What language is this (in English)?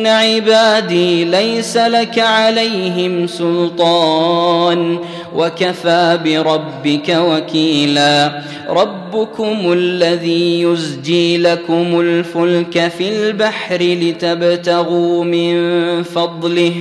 Arabic